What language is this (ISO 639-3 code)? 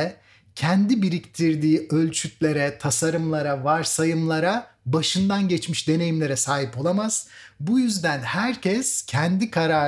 tur